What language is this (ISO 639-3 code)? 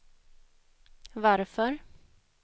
swe